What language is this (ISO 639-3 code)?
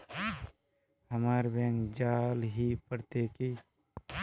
mag